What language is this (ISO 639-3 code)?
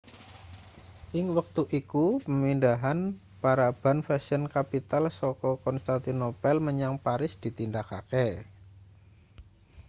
jav